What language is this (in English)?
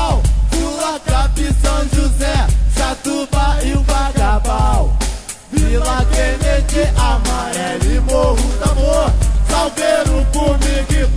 Portuguese